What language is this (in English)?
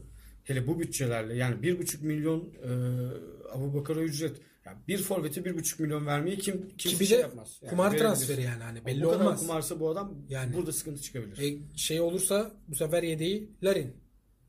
Turkish